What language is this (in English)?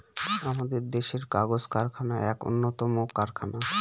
Bangla